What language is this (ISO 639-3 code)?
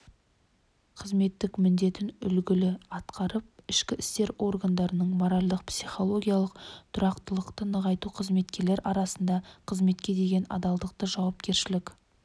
kaz